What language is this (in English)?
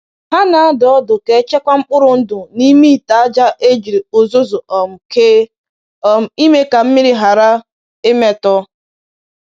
Igbo